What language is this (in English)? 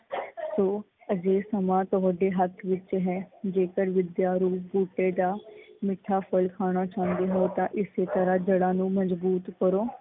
Punjabi